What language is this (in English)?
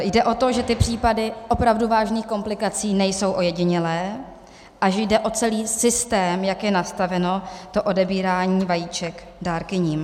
Czech